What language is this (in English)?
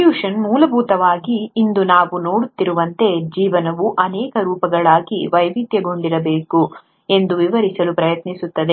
Kannada